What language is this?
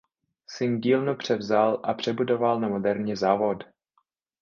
Czech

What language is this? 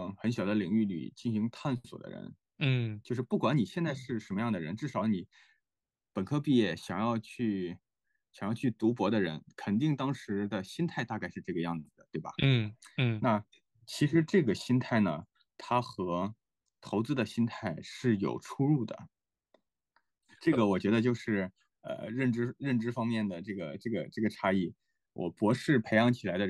Chinese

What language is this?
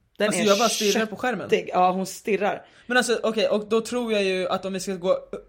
Swedish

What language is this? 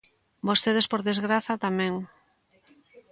Galician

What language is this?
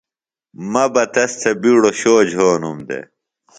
Phalura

